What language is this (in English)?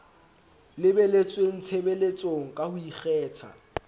Southern Sotho